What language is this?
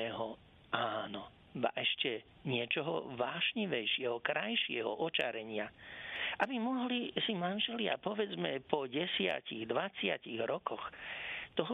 Slovak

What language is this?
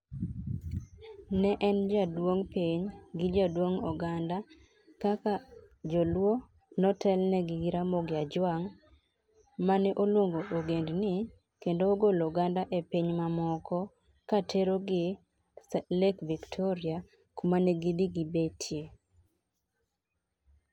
Luo (Kenya and Tanzania)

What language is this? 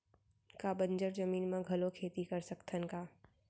Chhattisgarhi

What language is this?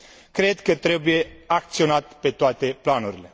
Romanian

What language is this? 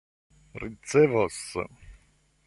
Esperanto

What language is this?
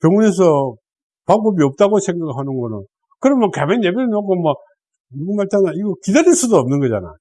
Korean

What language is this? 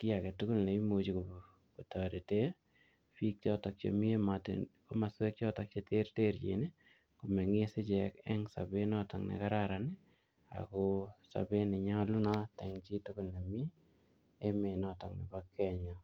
Kalenjin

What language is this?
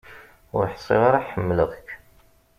Kabyle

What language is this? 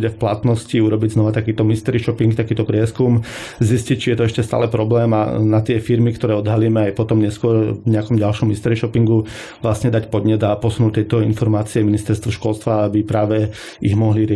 Slovak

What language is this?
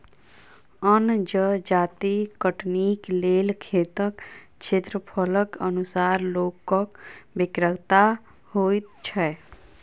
Maithili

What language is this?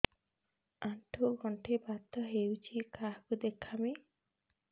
Odia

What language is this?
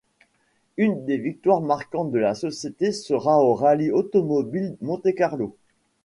French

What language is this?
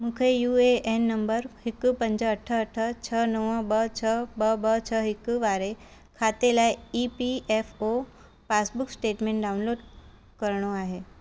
Sindhi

